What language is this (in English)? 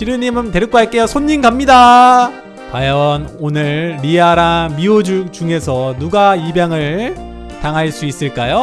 Korean